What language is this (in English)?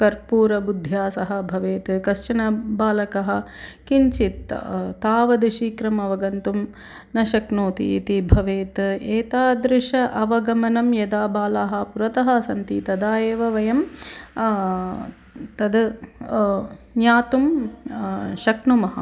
Sanskrit